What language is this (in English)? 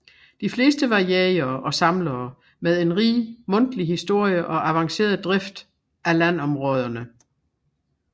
Danish